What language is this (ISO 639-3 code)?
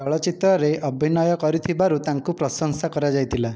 ori